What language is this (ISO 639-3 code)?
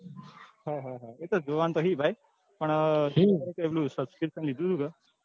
guj